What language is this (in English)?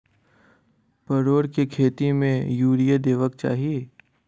Maithili